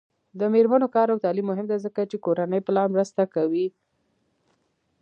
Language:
Pashto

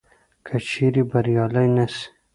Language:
Pashto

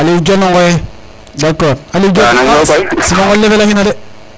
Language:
Serer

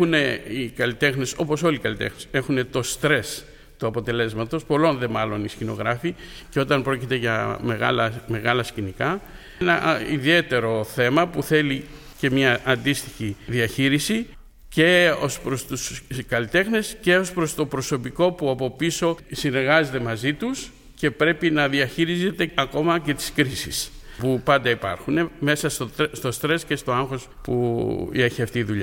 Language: Greek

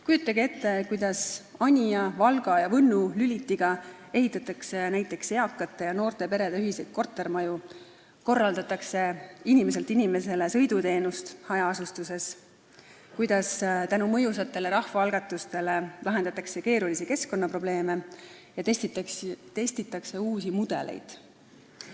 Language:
Estonian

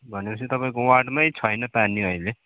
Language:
Nepali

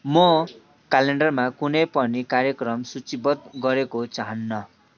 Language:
Nepali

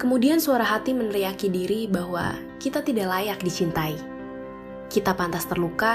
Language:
Indonesian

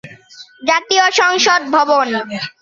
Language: Bangla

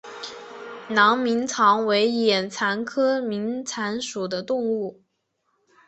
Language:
Chinese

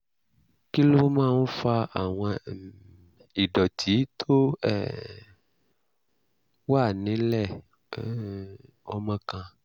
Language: Yoruba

